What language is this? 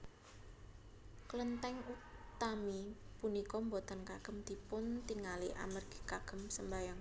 Javanese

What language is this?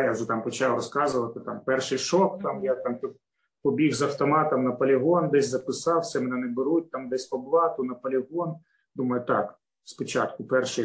Ukrainian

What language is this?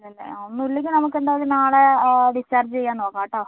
Malayalam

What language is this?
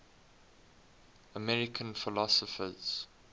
English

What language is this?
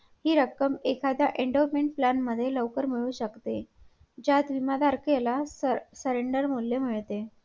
Marathi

